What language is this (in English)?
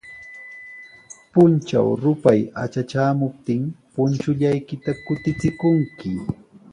Sihuas Ancash Quechua